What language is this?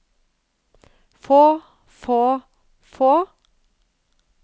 Norwegian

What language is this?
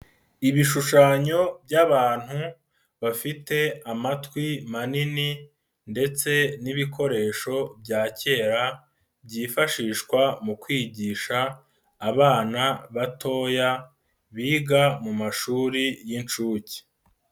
Kinyarwanda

